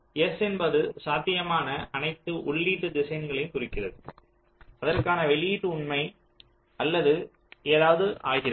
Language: Tamil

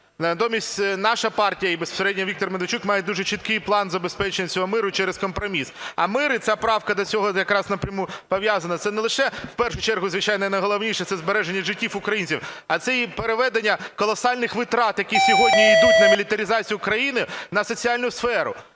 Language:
Ukrainian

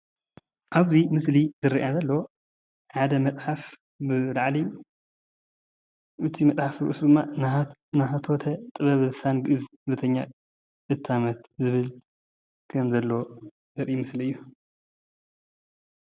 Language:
Tigrinya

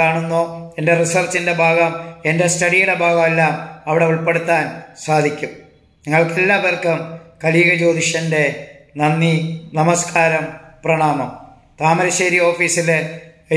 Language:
Malayalam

